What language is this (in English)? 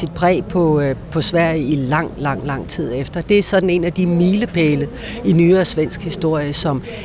Danish